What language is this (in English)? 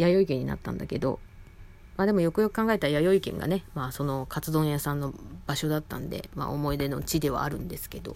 Japanese